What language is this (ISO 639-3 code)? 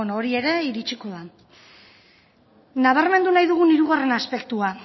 eus